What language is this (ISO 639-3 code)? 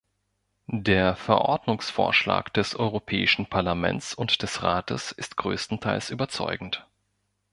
deu